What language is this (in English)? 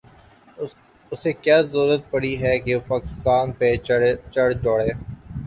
Urdu